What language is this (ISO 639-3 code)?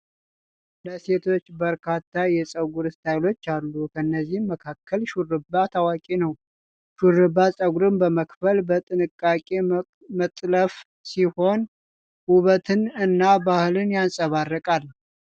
amh